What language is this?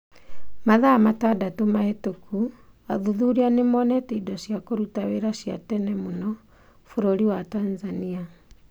Kikuyu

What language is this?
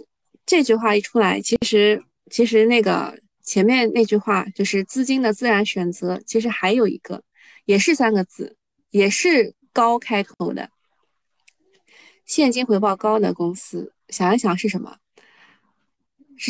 Chinese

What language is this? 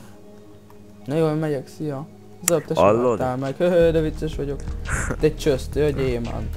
Hungarian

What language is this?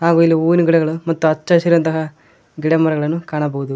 Kannada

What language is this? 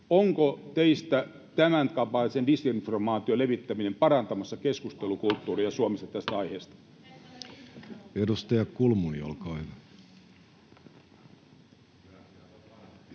Finnish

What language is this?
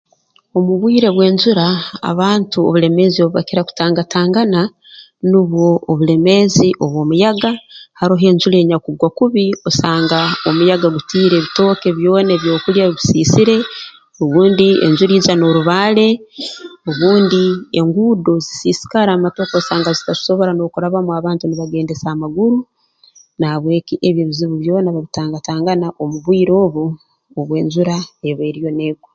Tooro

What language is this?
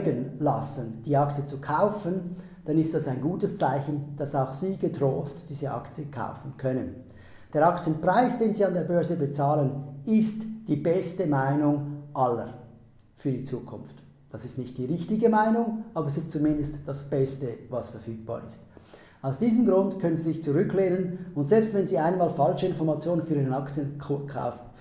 German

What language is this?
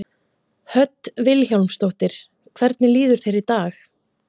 Icelandic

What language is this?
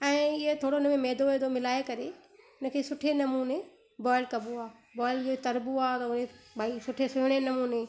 Sindhi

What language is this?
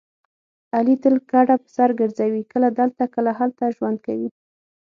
Pashto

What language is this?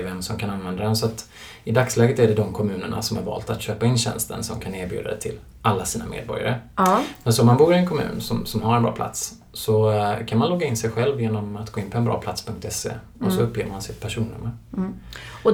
Swedish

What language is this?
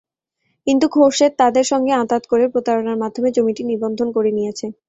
Bangla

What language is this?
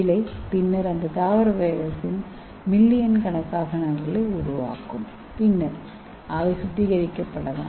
Tamil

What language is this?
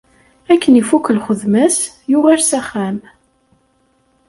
Kabyle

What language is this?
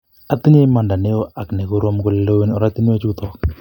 Kalenjin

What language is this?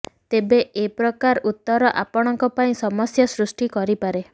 Odia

